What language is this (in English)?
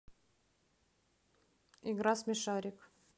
Russian